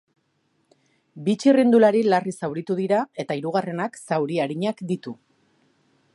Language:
Basque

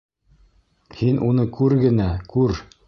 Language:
Bashkir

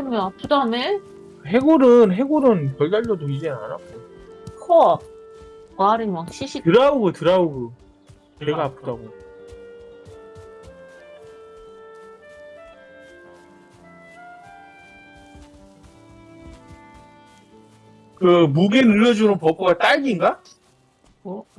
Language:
Korean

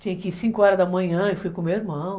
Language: Portuguese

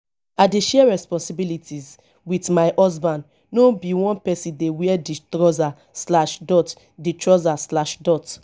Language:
Nigerian Pidgin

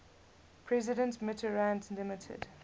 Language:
English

